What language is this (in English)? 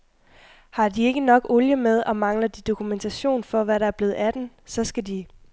Danish